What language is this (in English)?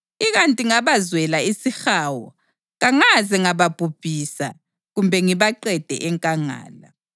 North Ndebele